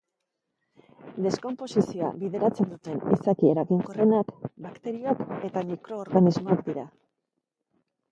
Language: Basque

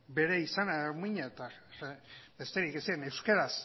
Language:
Basque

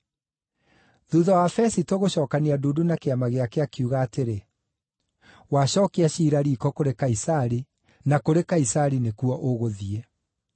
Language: Kikuyu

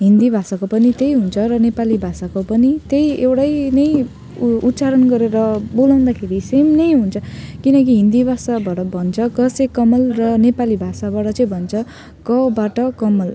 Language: Nepali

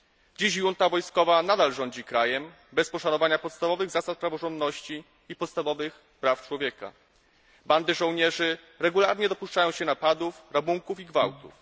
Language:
Polish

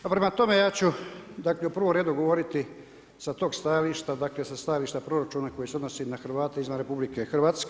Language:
Croatian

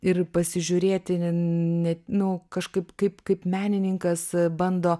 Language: Lithuanian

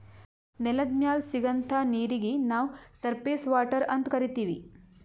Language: Kannada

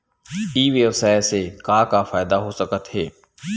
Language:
Chhattisgarhi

